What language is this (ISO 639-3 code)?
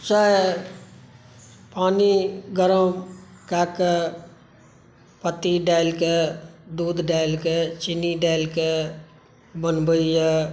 mai